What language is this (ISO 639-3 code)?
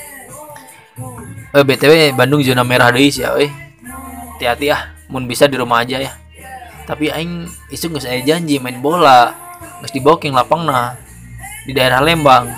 ind